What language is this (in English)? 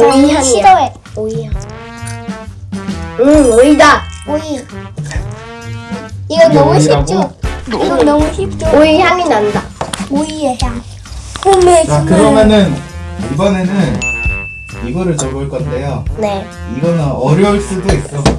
Korean